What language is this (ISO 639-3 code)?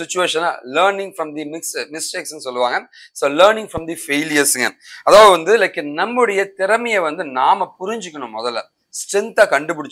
ara